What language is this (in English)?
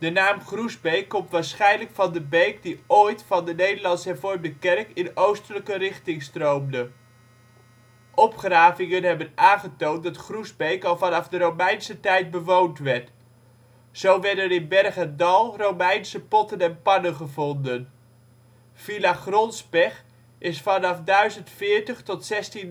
Dutch